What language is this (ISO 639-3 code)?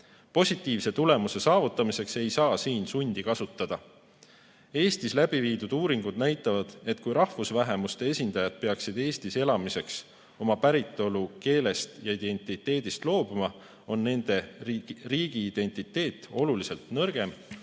est